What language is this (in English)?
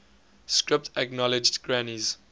English